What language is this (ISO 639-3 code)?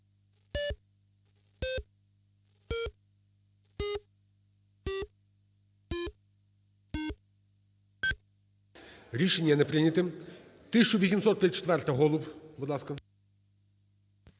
ukr